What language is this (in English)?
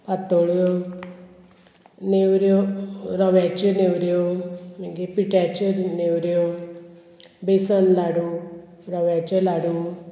Konkani